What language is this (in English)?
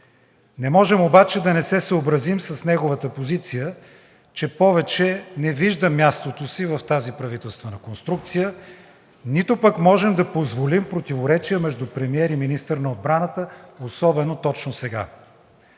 Bulgarian